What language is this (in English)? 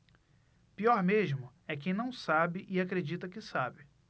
Portuguese